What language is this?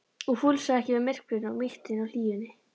Icelandic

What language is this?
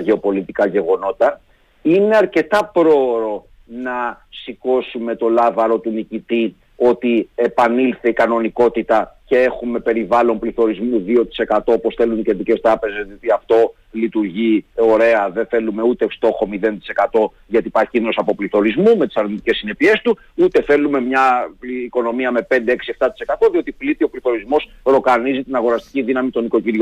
Greek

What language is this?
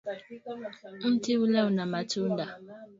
Swahili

